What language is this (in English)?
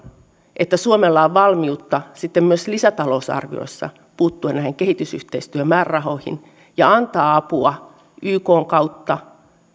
Finnish